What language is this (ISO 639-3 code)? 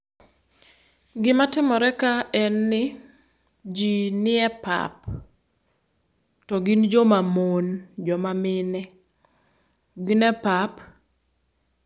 luo